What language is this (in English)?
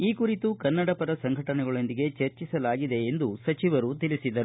Kannada